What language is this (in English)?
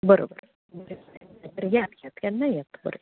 Konkani